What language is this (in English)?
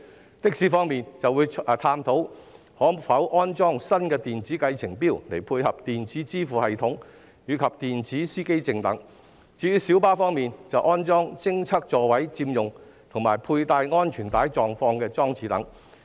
Cantonese